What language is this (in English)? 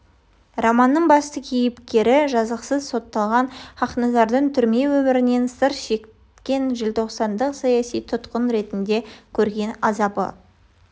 Kazakh